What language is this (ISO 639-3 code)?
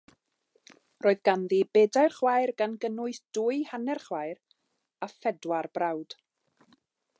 cym